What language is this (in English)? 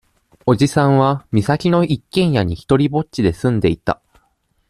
Japanese